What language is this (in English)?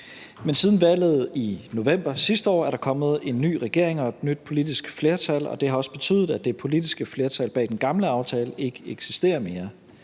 Danish